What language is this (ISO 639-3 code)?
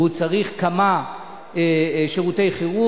heb